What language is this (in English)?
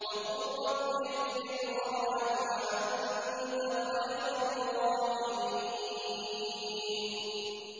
Arabic